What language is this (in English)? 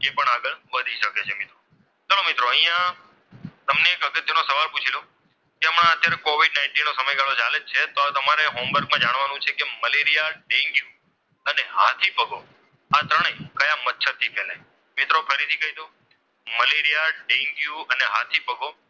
Gujarati